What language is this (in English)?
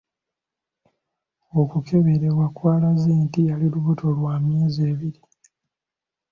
Ganda